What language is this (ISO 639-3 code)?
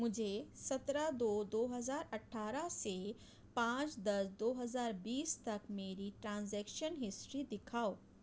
urd